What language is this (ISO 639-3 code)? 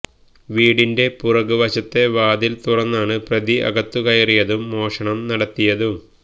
mal